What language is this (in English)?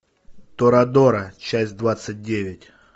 Russian